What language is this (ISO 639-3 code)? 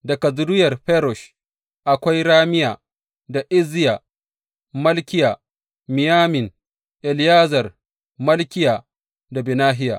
hau